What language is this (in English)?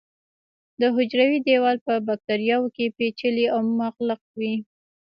Pashto